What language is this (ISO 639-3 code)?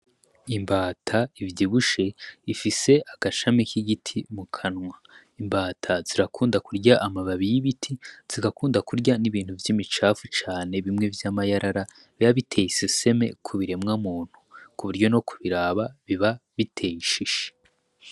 run